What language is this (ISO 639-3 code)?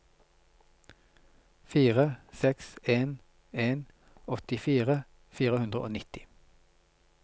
nor